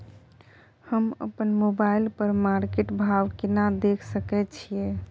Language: Maithili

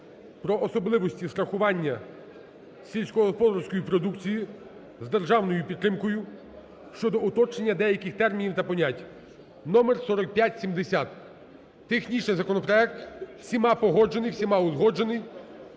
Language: Ukrainian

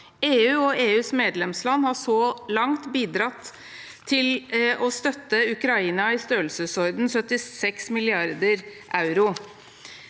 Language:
Norwegian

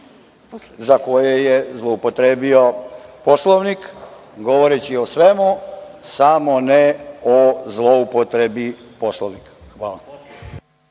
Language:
Serbian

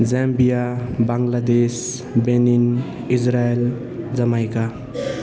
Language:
Nepali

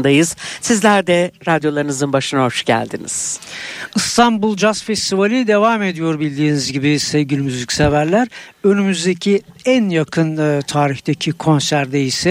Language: Turkish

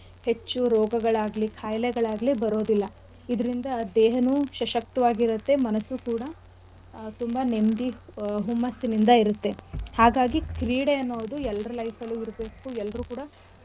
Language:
Kannada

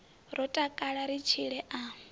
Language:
Venda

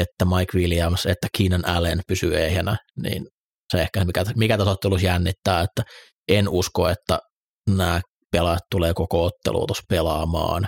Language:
Finnish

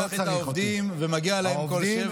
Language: Hebrew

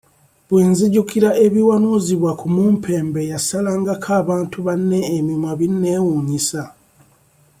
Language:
Ganda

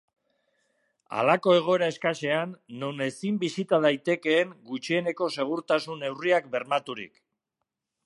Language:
Basque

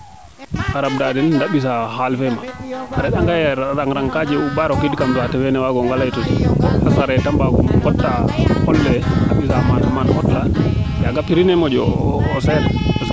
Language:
Serer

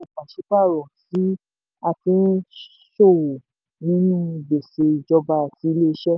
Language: Yoruba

